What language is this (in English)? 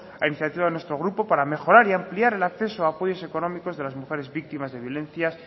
Spanish